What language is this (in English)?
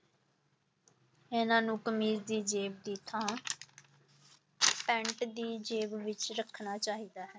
Punjabi